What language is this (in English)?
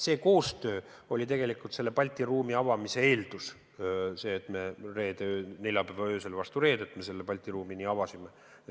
Estonian